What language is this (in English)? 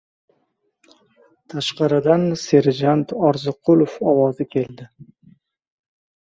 Uzbek